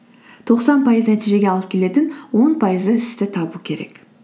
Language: Kazakh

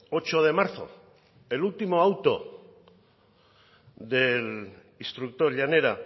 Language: Spanish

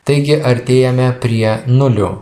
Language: Lithuanian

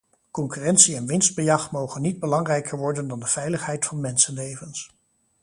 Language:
Dutch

